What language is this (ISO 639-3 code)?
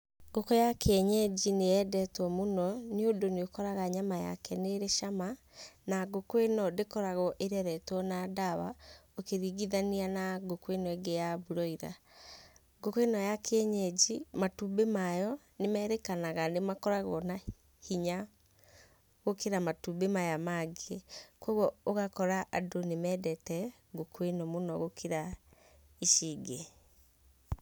kik